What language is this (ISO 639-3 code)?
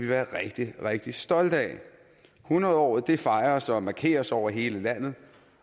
dan